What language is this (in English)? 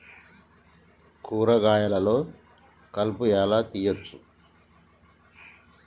Telugu